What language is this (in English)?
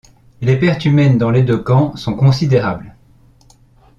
French